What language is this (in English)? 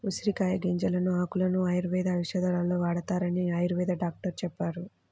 Telugu